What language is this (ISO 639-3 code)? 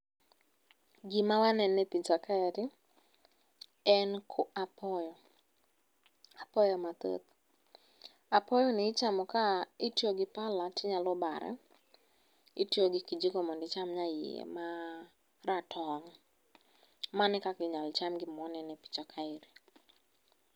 luo